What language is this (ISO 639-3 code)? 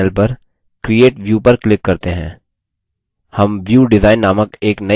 hin